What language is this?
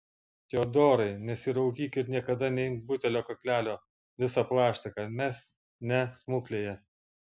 Lithuanian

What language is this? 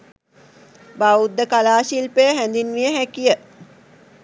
Sinhala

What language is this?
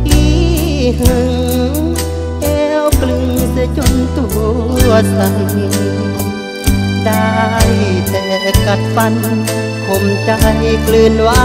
Thai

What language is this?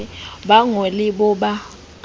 Southern Sotho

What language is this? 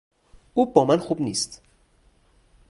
Persian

